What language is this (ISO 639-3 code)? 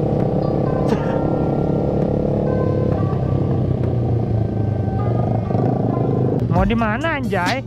ind